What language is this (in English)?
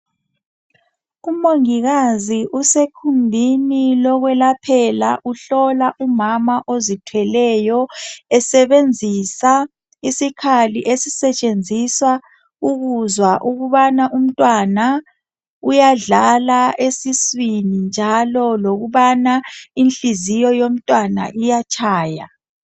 North Ndebele